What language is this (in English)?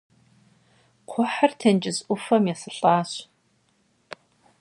Kabardian